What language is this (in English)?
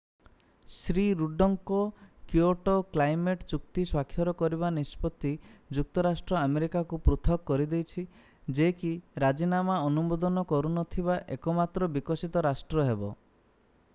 Odia